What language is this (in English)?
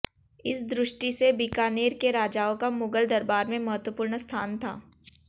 Hindi